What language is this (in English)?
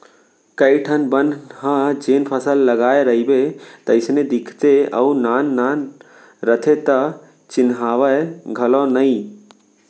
Chhattisgarhi